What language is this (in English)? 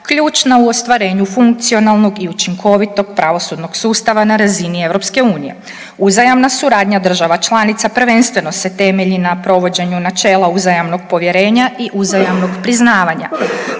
Croatian